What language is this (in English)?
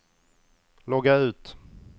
Swedish